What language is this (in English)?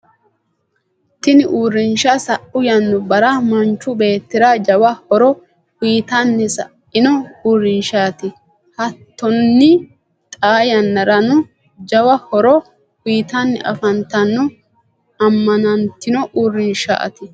Sidamo